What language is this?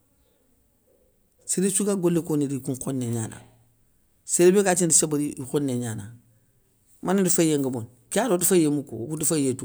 Soninke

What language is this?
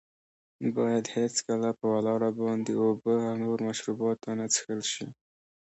Pashto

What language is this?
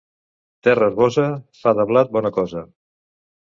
Catalan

